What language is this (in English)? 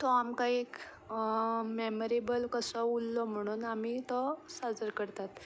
Konkani